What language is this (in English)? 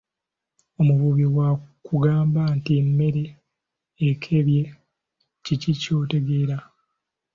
Ganda